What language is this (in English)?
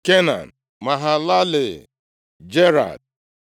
Igbo